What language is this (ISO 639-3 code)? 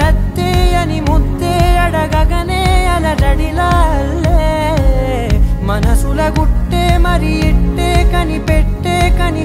ara